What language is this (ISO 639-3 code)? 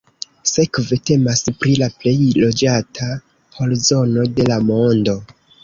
epo